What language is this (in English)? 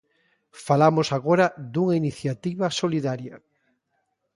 Galician